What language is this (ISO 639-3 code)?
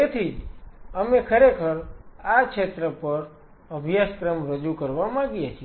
guj